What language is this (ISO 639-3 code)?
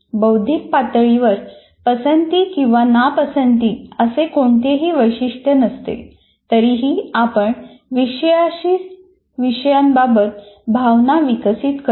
mar